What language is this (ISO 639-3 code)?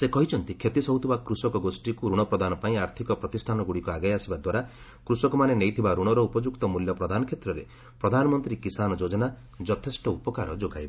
ori